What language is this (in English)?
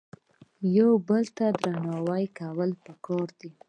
Pashto